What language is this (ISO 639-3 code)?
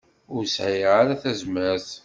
kab